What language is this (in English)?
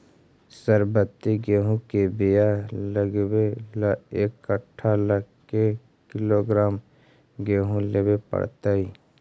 Magahi